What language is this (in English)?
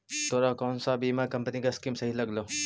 Magahi